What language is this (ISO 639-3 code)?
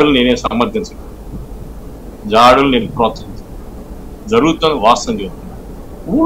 tel